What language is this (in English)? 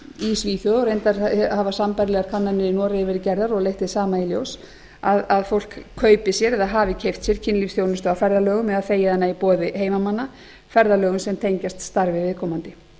Icelandic